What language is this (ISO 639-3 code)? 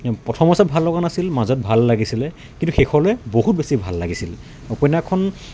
asm